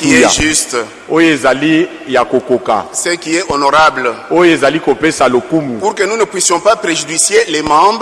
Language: French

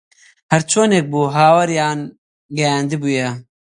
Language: Central Kurdish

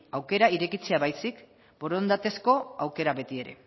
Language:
Basque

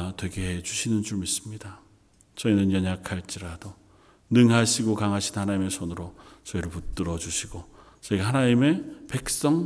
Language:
Korean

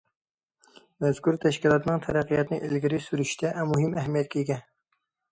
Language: Uyghur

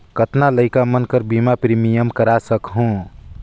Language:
Chhattisgarhi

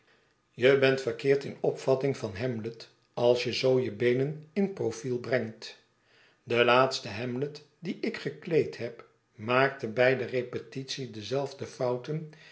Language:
Dutch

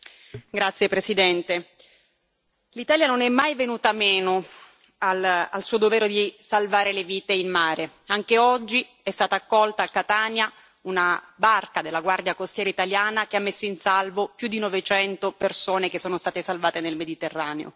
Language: Italian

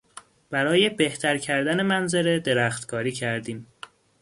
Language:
Persian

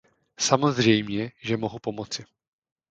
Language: Czech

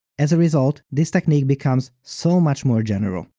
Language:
English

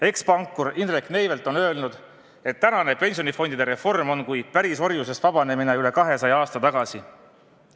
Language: Estonian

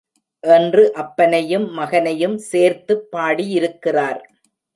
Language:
Tamil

